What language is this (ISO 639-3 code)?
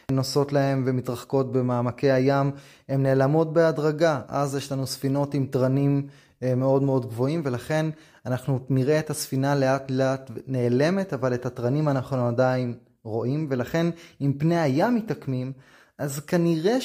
heb